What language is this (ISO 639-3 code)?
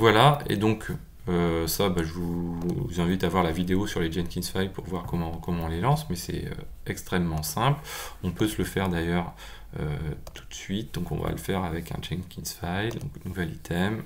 fra